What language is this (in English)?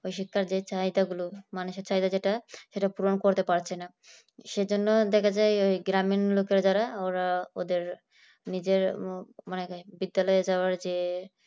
Bangla